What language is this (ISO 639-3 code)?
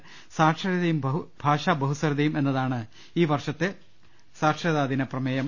mal